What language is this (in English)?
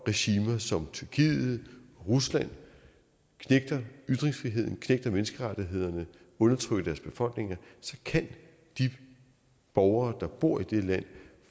Danish